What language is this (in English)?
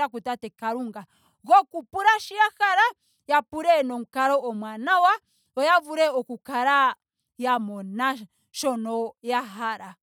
Ndonga